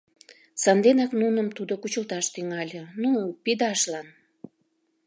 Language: Mari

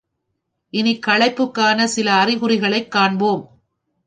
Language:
Tamil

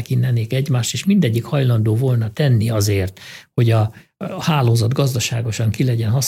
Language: Hungarian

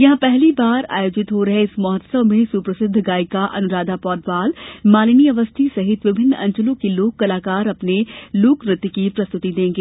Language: Hindi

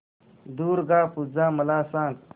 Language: Marathi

